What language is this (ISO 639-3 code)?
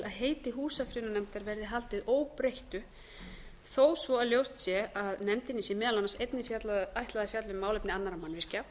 isl